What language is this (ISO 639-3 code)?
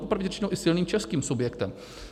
ces